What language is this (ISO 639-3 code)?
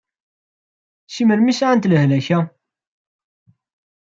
kab